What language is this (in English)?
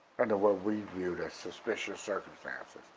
English